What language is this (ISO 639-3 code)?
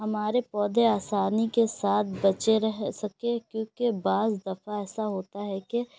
urd